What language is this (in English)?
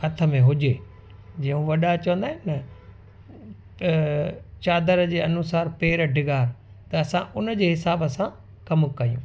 Sindhi